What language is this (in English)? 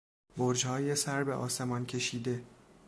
Persian